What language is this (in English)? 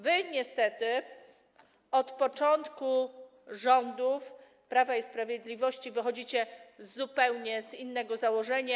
Polish